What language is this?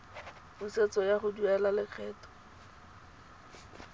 Tswana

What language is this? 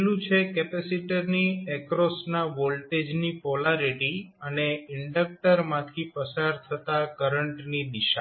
Gujarati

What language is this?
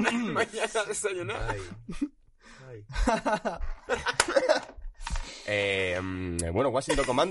Spanish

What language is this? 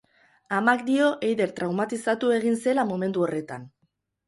Basque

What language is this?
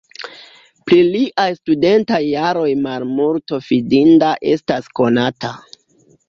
Esperanto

